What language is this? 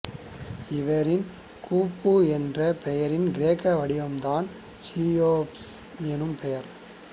Tamil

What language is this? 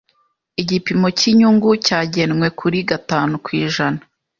Kinyarwanda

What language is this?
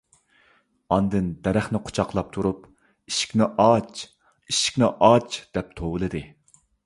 Uyghur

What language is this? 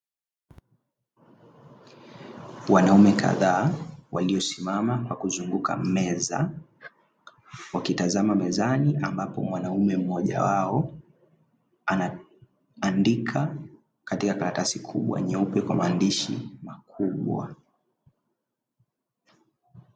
Swahili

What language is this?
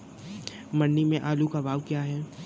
Hindi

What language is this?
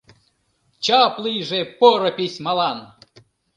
Mari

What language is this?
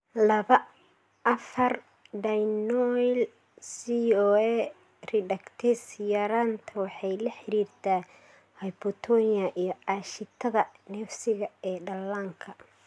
Somali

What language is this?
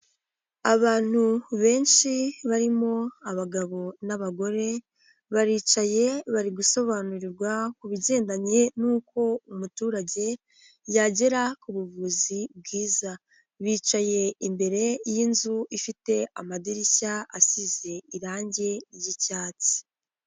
Kinyarwanda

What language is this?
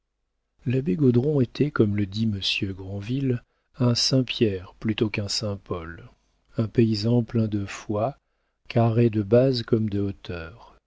French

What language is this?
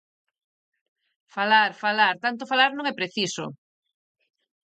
Galician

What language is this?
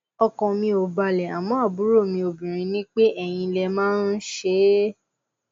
Yoruba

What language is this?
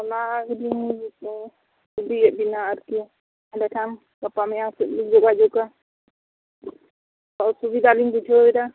Santali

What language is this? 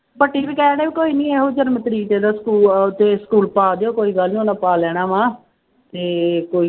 Punjabi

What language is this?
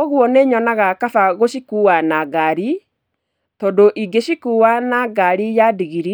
Kikuyu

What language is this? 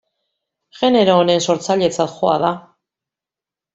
Basque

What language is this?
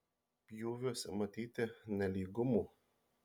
Lithuanian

